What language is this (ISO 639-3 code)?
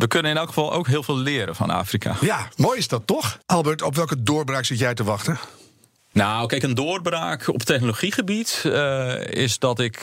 nld